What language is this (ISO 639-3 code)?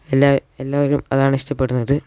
mal